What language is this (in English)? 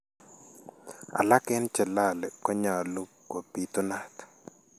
Kalenjin